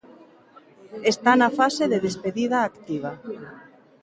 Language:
Galician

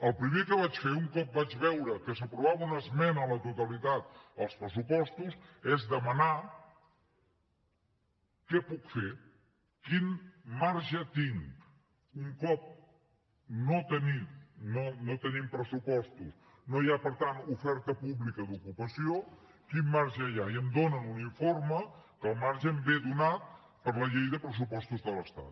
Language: Catalan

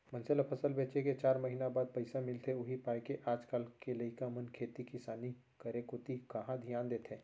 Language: Chhattisgarhi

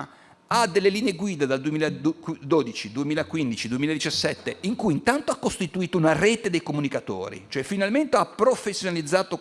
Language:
Italian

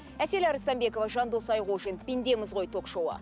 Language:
Kazakh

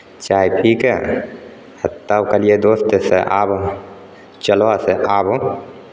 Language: Maithili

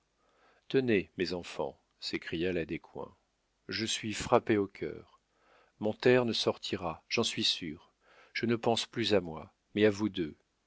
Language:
French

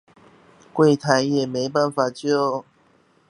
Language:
Chinese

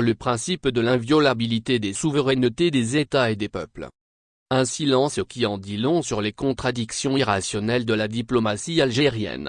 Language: French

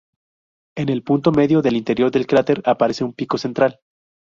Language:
Spanish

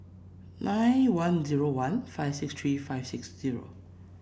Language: English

